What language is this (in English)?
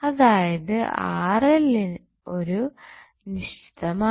Malayalam